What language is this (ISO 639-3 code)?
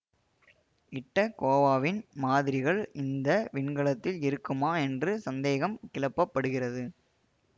tam